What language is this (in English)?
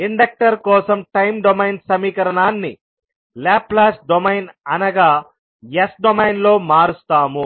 Telugu